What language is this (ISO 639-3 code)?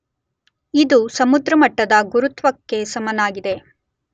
kan